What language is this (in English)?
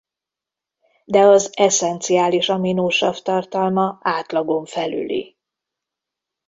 Hungarian